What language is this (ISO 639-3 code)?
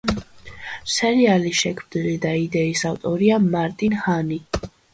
kat